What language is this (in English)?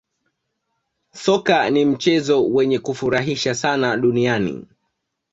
Swahili